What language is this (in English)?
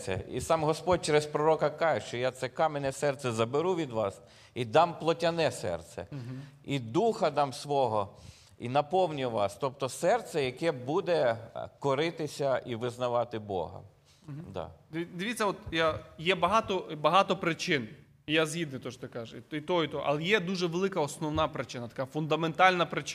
Ukrainian